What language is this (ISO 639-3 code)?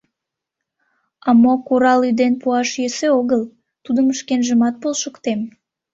chm